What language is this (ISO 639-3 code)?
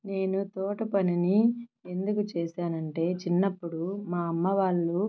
tel